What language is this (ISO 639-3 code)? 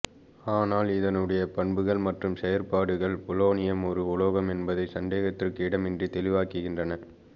tam